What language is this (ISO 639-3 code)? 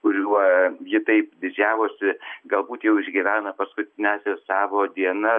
lit